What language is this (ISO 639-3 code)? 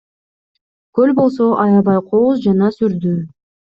kir